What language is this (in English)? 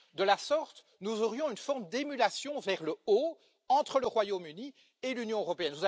French